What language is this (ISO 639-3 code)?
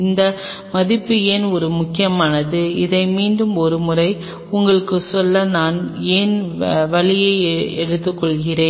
tam